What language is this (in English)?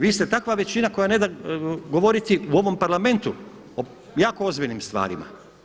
Croatian